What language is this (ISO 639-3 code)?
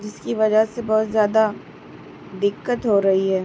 urd